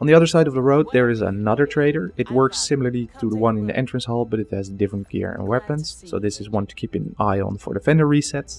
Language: English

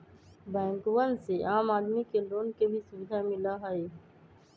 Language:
Magahi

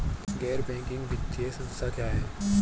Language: Hindi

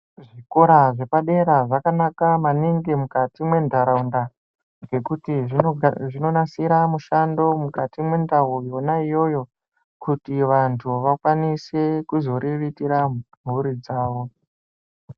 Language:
Ndau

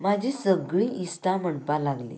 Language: Konkani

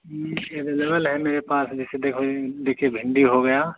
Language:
Hindi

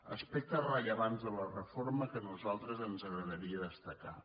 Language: Catalan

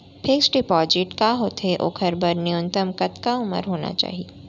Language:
Chhattisgarhi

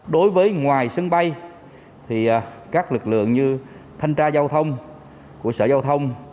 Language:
Vietnamese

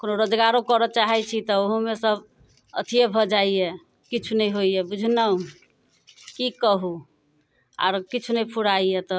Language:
Maithili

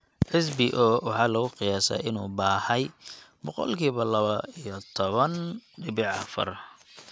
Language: Somali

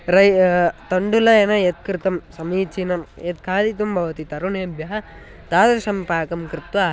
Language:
Sanskrit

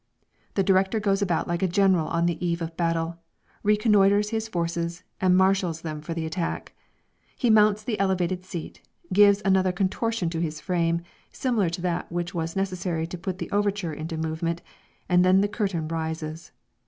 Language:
English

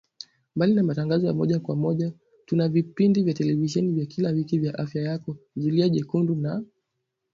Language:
Swahili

